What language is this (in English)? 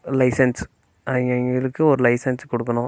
Tamil